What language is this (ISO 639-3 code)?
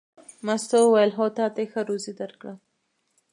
pus